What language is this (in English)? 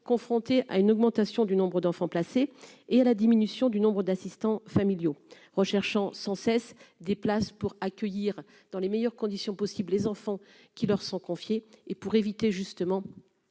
French